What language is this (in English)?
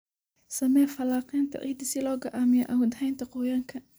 Somali